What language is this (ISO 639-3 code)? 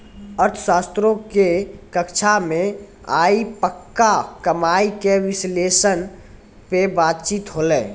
mai